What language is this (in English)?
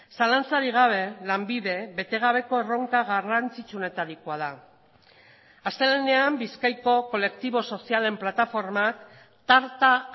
Basque